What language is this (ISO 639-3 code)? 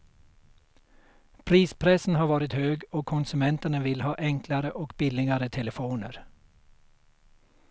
swe